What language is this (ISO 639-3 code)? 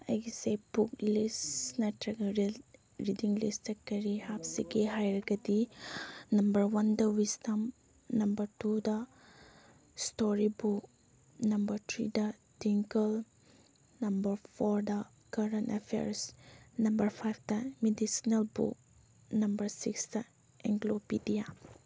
mni